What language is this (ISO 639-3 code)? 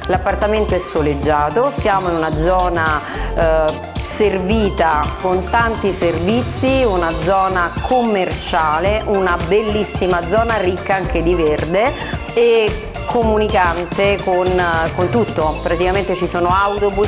ita